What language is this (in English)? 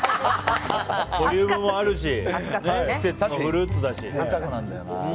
Japanese